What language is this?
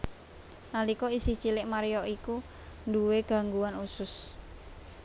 Javanese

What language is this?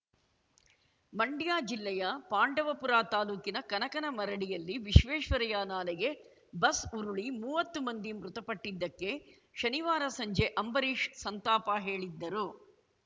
Kannada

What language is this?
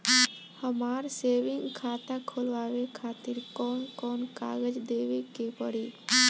Bhojpuri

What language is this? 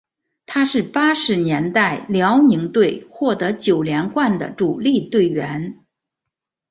Chinese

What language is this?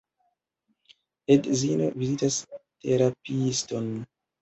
Esperanto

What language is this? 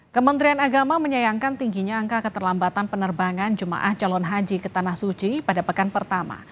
Indonesian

